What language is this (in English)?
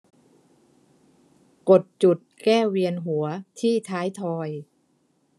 Thai